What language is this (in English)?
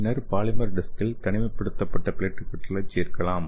Tamil